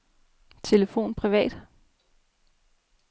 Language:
Danish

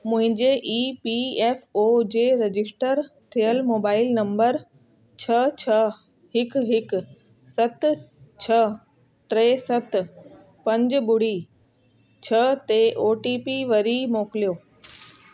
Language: Sindhi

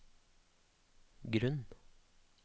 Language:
Norwegian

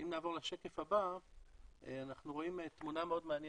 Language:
Hebrew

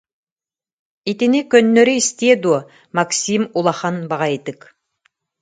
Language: Yakut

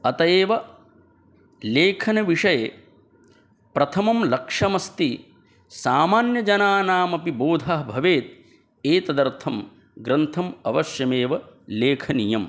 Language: Sanskrit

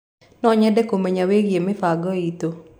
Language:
Kikuyu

